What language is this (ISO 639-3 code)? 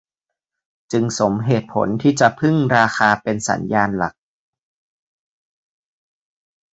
tha